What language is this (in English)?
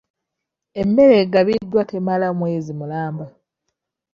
Ganda